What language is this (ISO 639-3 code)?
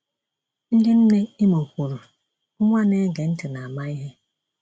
ibo